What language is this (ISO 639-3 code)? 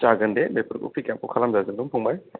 brx